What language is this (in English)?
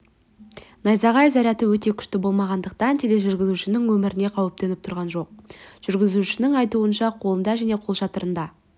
Kazakh